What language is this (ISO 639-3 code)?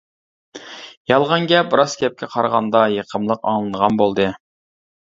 uig